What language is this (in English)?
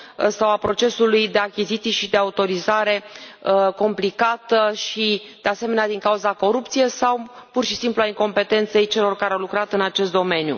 Romanian